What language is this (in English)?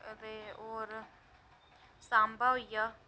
Dogri